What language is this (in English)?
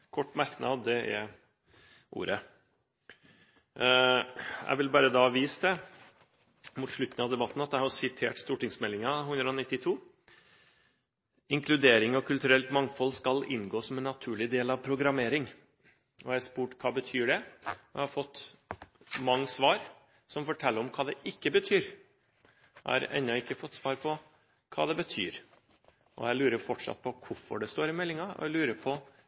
Norwegian